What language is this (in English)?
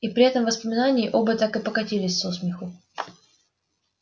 Russian